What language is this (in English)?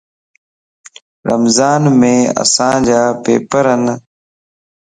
Lasi